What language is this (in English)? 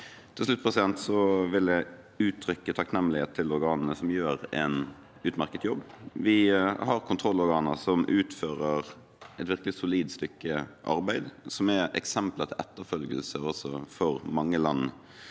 Norwegian